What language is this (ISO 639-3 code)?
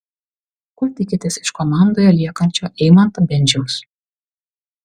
lit